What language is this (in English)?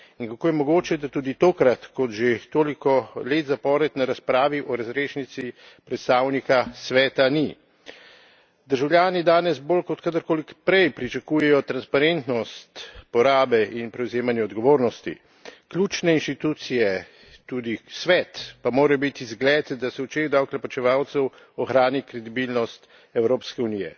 Slovenian